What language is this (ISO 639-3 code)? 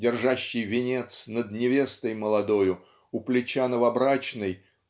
rus